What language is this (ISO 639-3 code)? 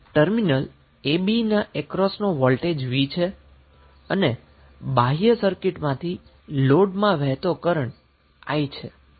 guj